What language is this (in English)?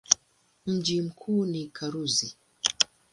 Swahili